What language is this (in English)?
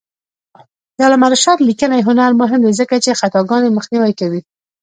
Pashto